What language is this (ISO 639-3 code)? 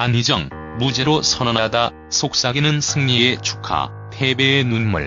kor